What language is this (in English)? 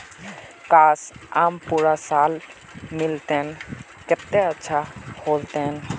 Magahi